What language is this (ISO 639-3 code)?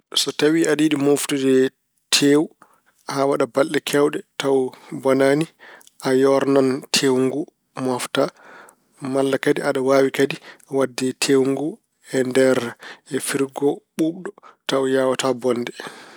ful